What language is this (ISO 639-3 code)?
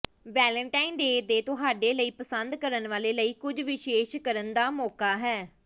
pan